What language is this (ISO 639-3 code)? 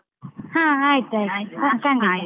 kan